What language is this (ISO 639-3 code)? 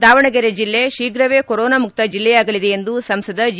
kan